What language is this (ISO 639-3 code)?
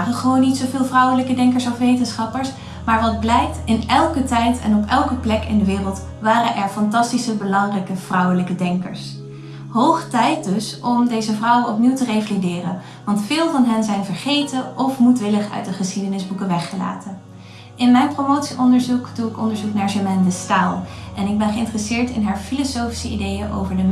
nld